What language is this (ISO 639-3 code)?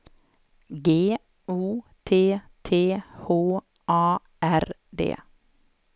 swe